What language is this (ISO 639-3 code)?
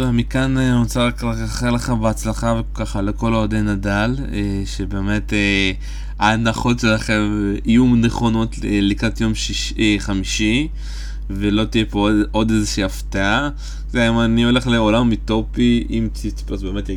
heb